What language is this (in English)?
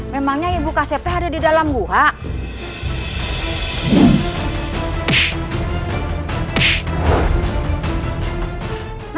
Indonesian